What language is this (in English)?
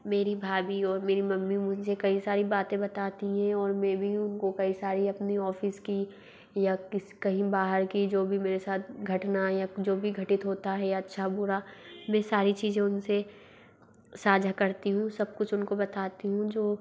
Hindi